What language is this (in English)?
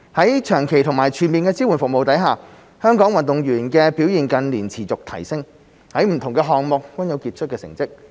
Cantonese